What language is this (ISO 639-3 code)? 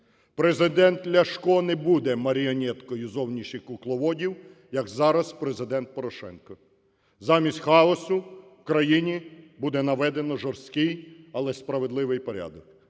ukr